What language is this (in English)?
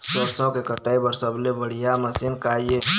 Chhattisgarhi